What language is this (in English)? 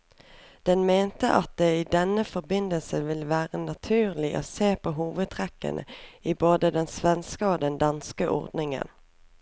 Norwegian